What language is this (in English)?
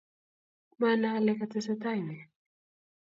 Kalenjin